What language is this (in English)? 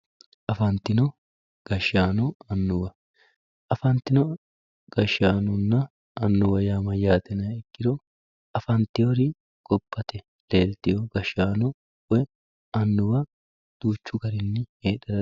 Sidamo